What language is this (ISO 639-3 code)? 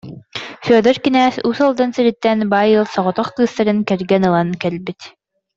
sah